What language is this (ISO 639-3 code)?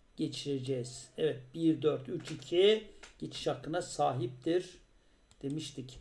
tur